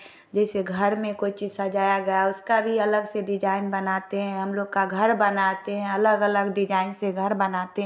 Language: Hindi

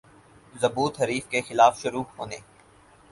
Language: Urdu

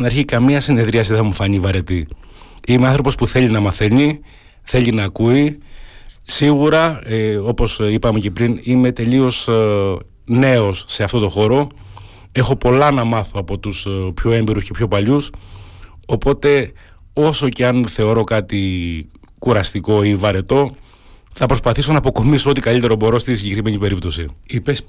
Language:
Greek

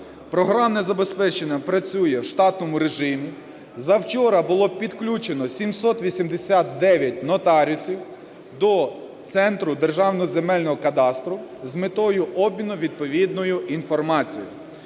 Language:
Ukrainian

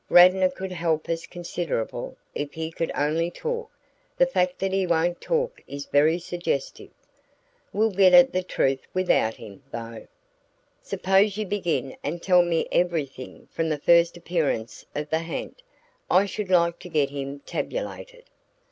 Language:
English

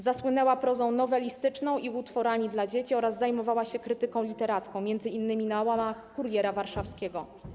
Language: Polish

